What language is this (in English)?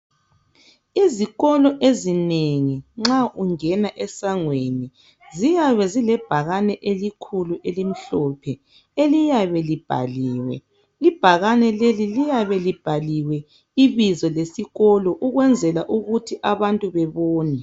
North Ndebele